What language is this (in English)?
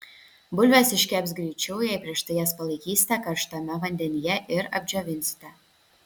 Lithuanian